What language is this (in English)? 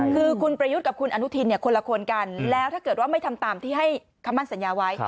Thai